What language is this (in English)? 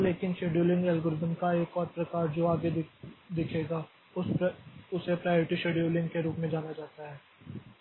Hindi